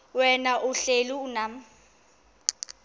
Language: Xhosa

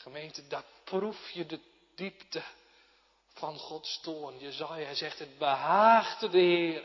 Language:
Dutch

